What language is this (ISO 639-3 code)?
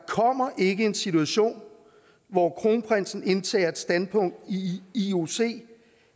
dan